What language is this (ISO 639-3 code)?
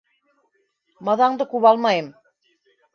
bak